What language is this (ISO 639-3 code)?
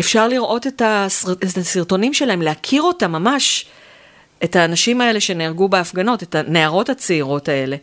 heb